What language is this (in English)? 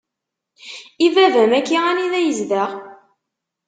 Kabyle